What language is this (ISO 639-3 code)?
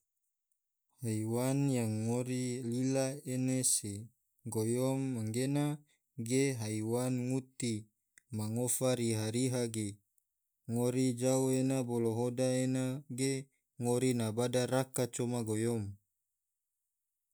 tvo